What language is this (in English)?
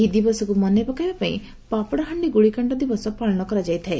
Odia